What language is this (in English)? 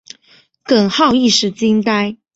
Chinese